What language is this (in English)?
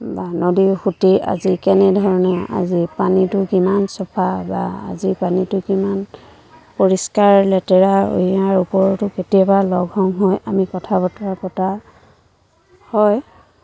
Assamese